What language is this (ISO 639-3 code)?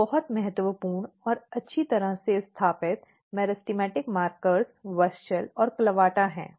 hin